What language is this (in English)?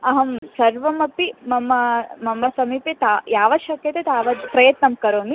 Sanskrit